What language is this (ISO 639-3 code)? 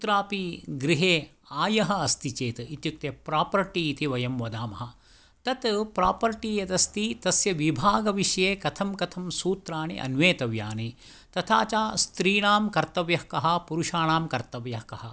san